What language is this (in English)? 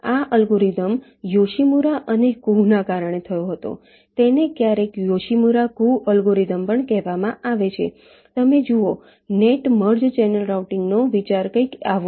Gujarati